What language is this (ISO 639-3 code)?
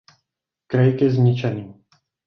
ces